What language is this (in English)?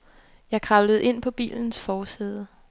Danish